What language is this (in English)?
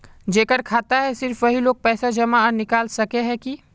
Magahi